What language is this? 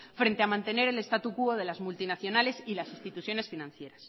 Spanish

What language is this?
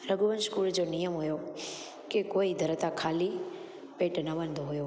Sindhi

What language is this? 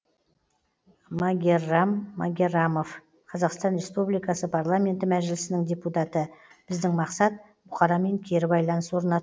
Kazakh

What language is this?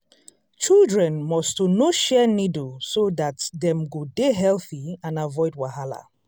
Nigerian Pidgin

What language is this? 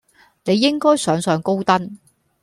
Cantonese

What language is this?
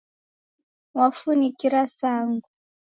Taita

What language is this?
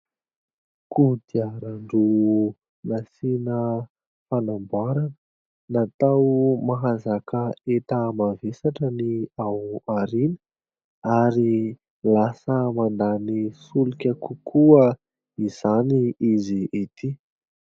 Malagasy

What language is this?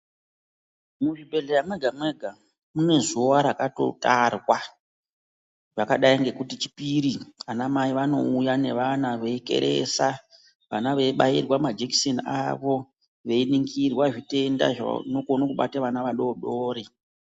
Ndau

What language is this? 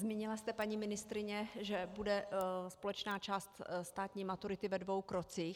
Czech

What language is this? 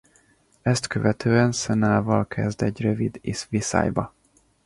Hungarian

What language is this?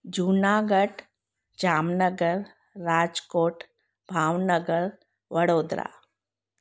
Sindhi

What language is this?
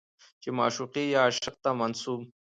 Pashto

